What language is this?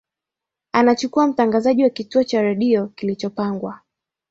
Swahili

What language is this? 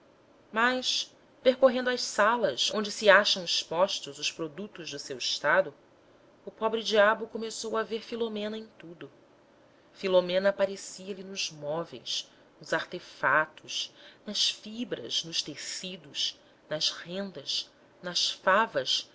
Portuguese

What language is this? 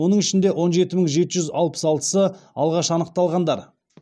Kazakh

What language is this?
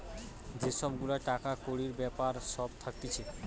Bangla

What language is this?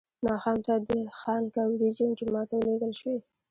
Pashto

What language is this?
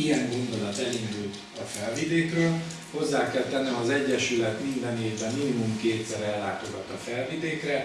Hungarian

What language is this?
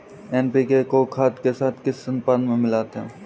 Hindi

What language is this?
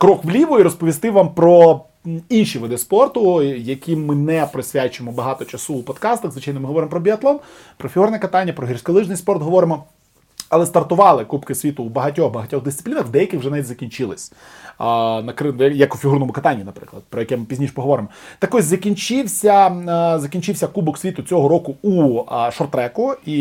Ukrainian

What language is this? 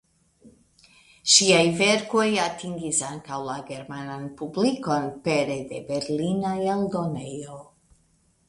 Esperanto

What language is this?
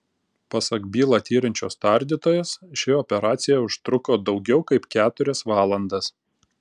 Lithuanian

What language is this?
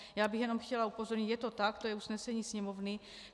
Czech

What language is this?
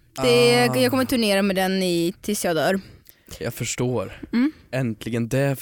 Swedish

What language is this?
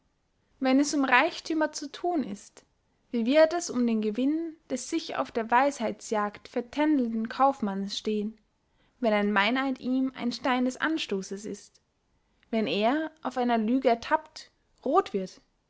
German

